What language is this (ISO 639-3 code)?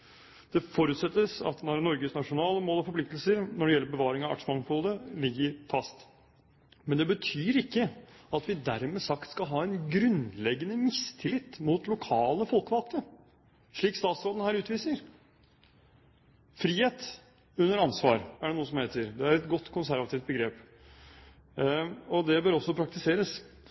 nob